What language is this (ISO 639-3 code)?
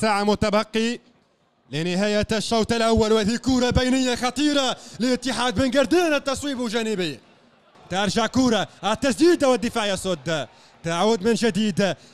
ara